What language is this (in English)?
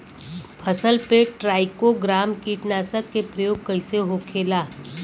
Bhojpuri